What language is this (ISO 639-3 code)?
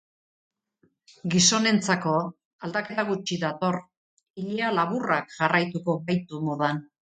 eus